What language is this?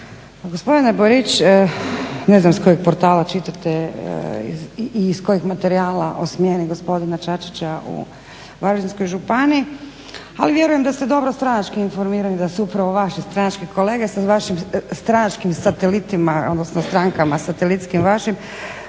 Croatian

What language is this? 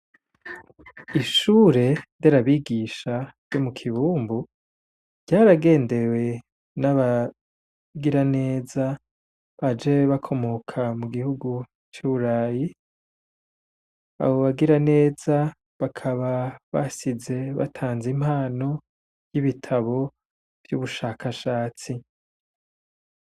Rundi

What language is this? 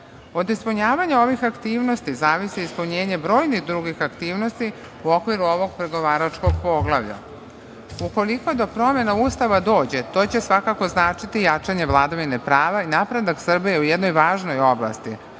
Serbian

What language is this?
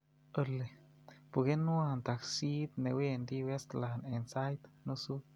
Kalenjin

